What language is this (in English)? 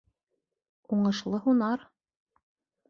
Bashkir